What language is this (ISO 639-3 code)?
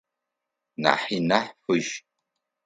ady